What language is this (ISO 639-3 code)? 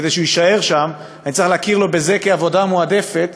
heb